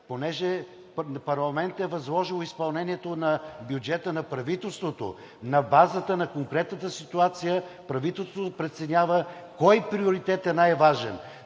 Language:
Bulgarian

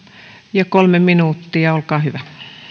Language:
Finnish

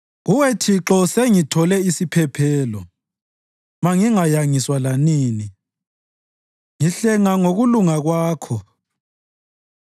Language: North Ndebele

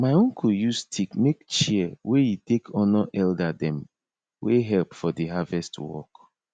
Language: Nigerian Pidgin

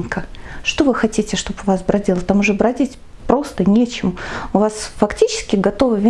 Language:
Russian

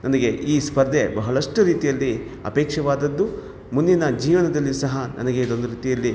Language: Kannada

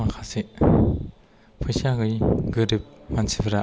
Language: Bodo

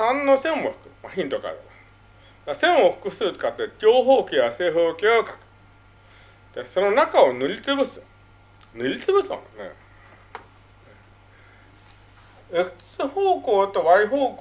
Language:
Japanese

